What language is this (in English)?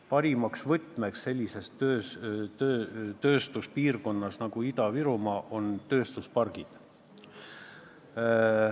Estonian